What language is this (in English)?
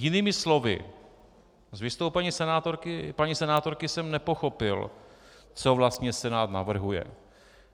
Czech